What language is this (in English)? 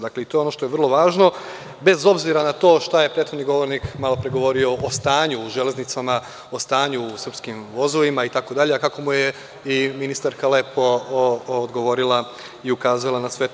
Serbian